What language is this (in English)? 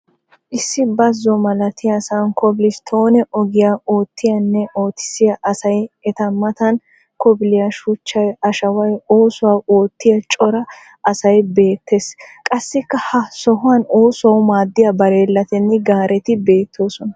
Wolaytta